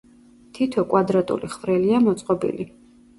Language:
Georgian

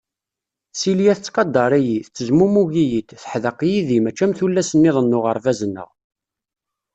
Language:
Kabyle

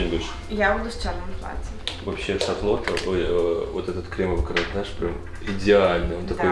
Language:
Russian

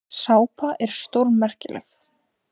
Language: Icelandic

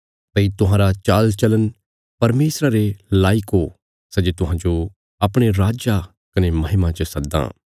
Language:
Bilaspuri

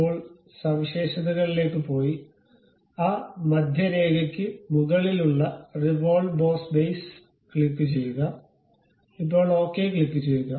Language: Malayalam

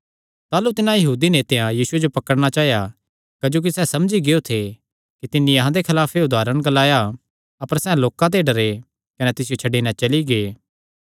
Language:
Kangri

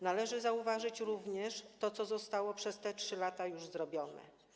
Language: Polish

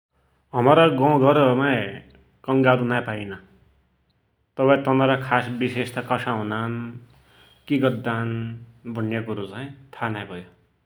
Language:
Dotyali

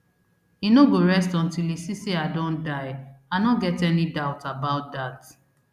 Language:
Nigerian Pidgin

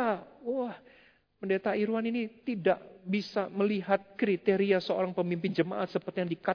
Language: Indonesian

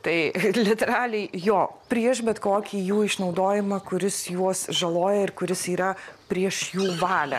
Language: Lithuanian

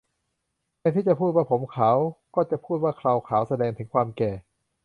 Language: Thai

